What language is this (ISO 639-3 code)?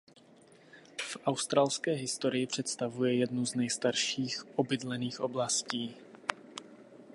ces